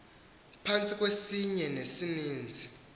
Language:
Xhosa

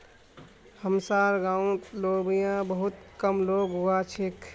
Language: Magahi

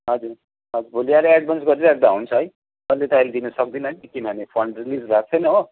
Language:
Nepali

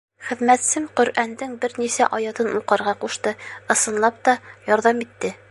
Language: Bashkir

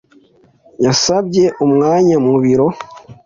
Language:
Kinyarwanda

